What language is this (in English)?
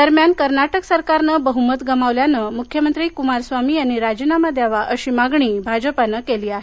Marathi